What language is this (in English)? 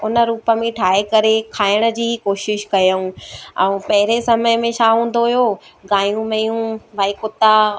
Sindhi